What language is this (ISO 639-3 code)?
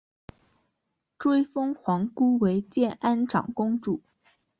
zho